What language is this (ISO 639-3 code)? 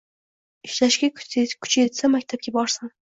uzb